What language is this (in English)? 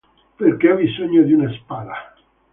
Italian